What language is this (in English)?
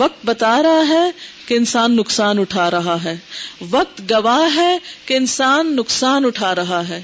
Urdu